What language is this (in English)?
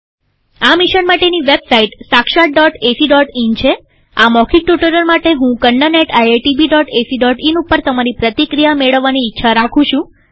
Gujarati